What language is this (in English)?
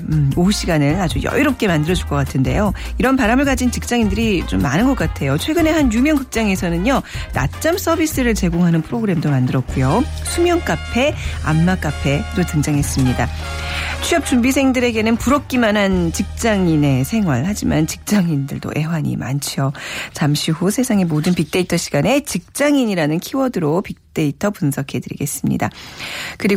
Korean